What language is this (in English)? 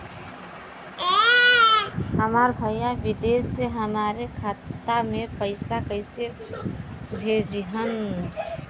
Bhojpuri